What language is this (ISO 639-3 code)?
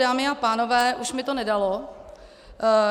ces